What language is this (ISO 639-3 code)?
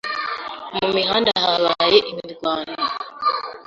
kin